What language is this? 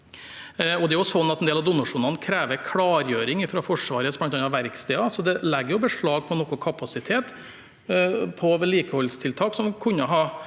Norwegian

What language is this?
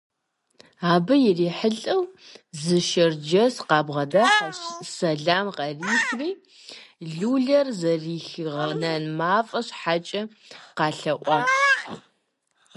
Kabardian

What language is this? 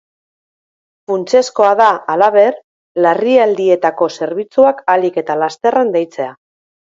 Basque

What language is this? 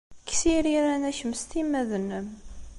Kabyle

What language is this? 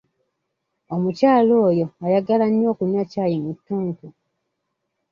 Ganda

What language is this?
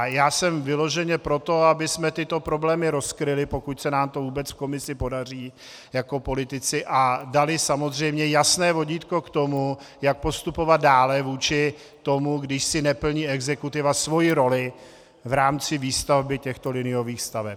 Czech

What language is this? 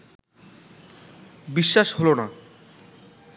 Bangla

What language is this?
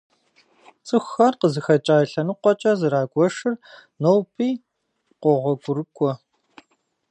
Kabardian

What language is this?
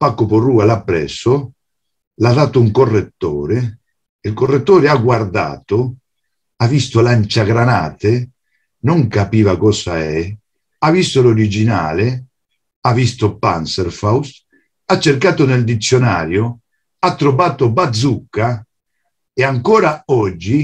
Italian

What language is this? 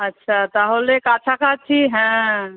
Bangla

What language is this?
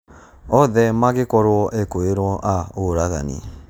Kikuyu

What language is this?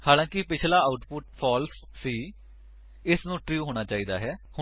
Punjabi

